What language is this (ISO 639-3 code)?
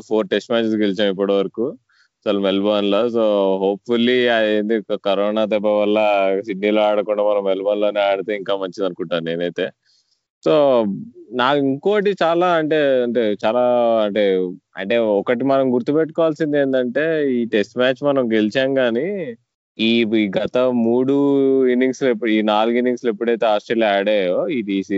tel